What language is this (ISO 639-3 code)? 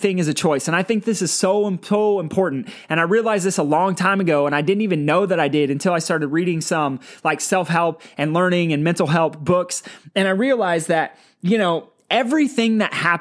eng